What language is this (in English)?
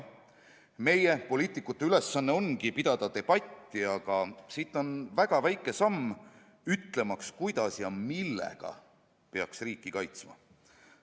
Estonian